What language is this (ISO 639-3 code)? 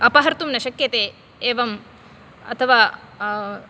san